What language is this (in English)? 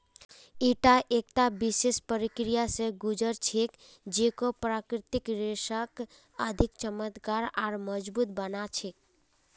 Magahi